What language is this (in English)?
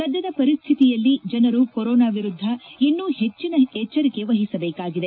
Kannada